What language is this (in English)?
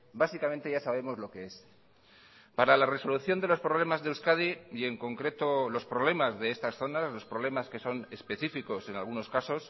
Spanish